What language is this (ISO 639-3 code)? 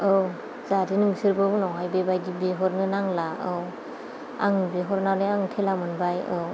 brx